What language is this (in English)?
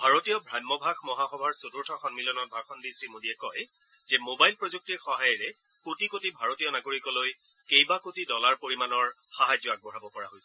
Assamese